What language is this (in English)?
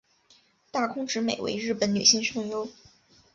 Chinese